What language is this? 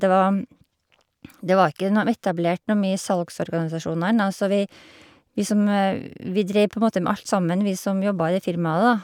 Norwegian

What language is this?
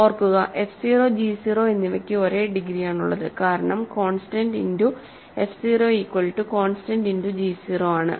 Malayalam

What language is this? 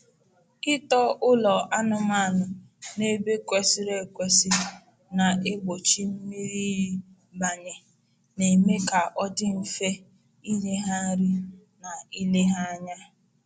Igbo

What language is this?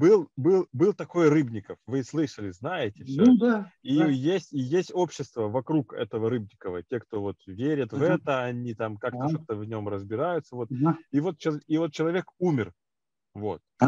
Russian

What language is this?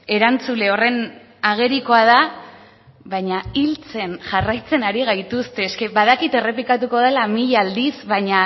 Basque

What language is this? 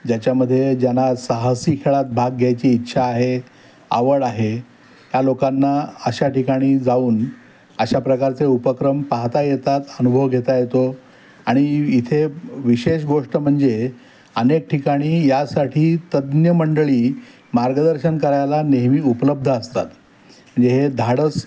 Marathi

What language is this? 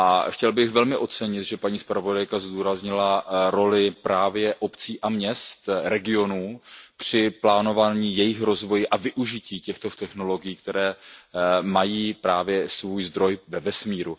Czech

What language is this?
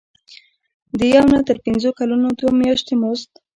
Pashto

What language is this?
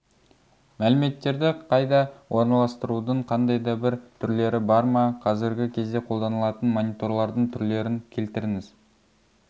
Kazakh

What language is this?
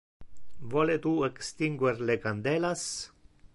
Interlingua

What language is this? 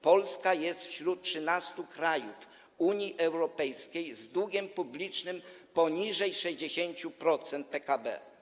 Polish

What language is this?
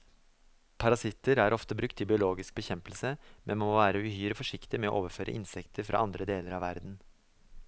Norwegian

